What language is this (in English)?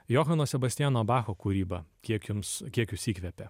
Lithuanian